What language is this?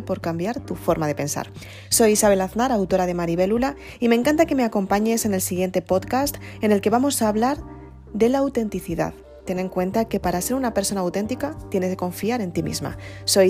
Spanish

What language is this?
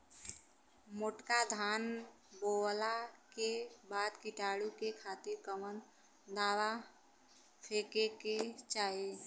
Bhojpuri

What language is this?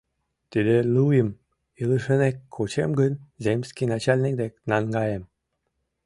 Mari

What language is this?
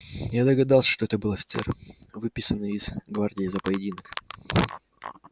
Russian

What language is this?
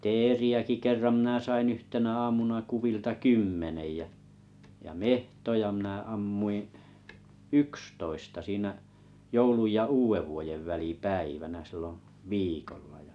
Finnish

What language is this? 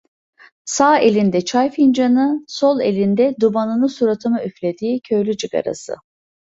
Turkish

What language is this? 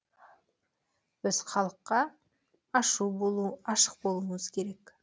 Kazakh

